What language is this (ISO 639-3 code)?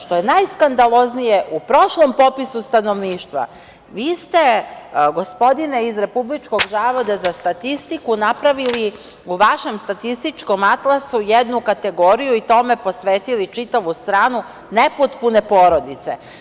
srp